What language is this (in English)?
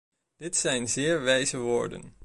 Dutch